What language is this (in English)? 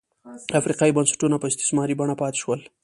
Pashto